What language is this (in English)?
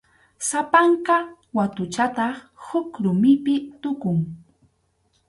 Arequipa-La Unión Quechua